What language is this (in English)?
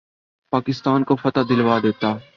Urdu